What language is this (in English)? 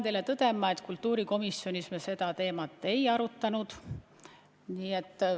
Estonian